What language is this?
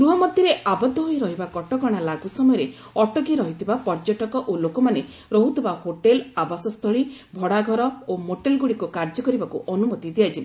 Odia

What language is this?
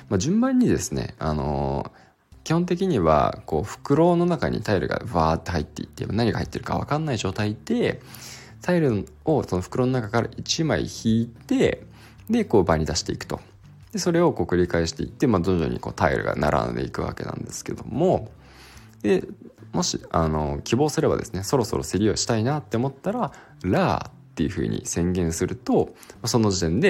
Japanese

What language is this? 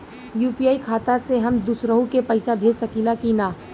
Bhojpuri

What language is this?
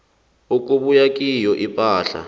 South Ndebele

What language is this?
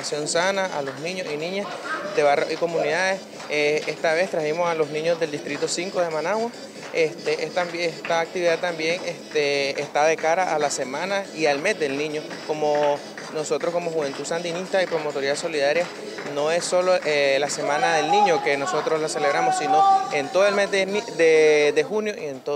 Spanish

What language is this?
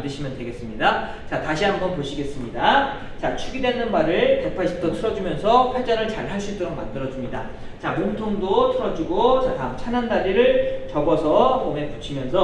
Korean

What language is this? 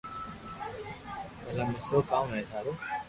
Loarki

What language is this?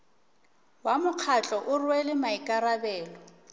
Northern Sotho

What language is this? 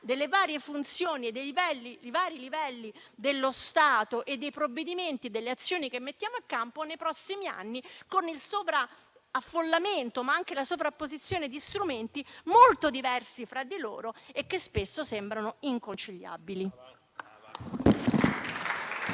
Italian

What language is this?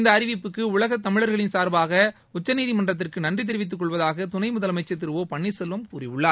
Tamil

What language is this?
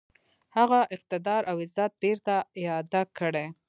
Pashto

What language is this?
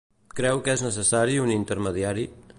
Catalan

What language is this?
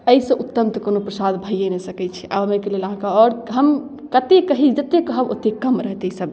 Maithili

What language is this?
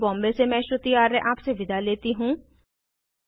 Hindi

